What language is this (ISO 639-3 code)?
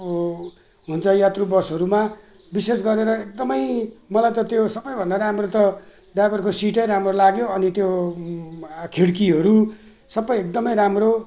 nep